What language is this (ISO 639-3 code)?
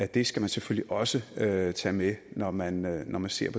dan